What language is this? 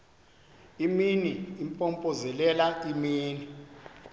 Xhosa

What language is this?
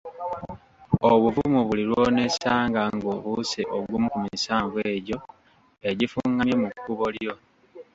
Ganda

